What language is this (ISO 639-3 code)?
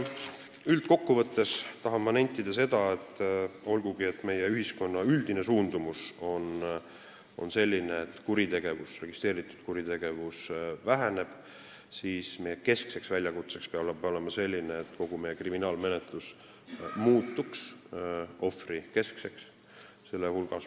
est